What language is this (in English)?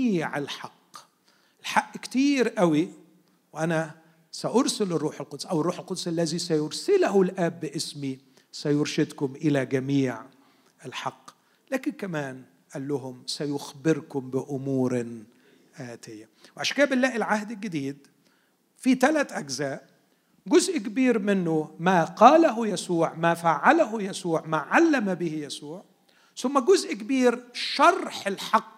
Arabic